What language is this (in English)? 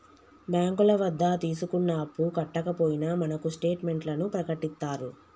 Telugu